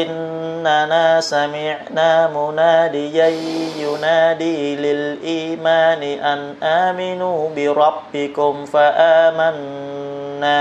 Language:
Vietnamese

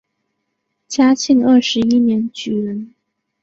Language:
Chinese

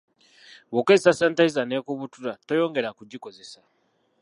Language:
Ganda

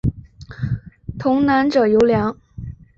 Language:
Chinese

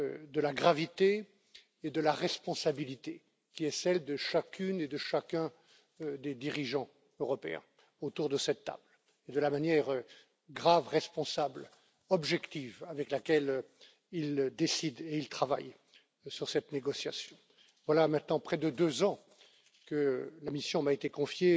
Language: French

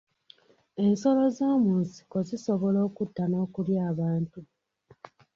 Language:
Ganda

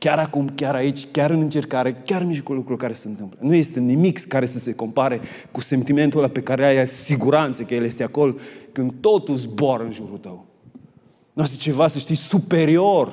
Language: Romanian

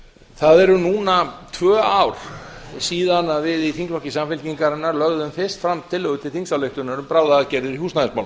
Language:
Icelandic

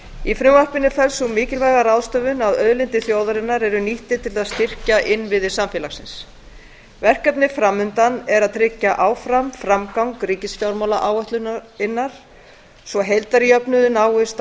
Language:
Icelandic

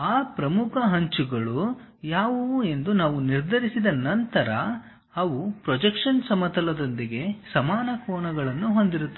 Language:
Kannada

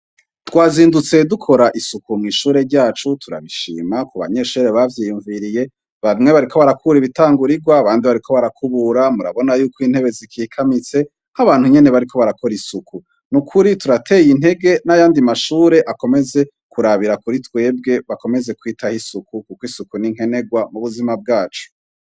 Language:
Rundi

